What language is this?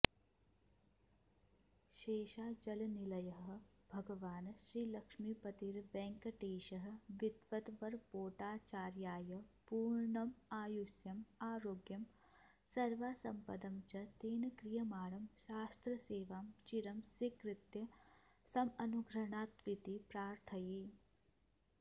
Sanskrit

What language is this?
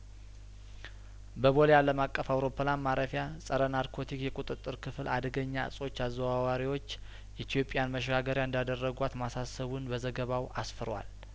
Amharic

